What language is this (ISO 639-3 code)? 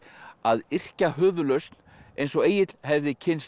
isl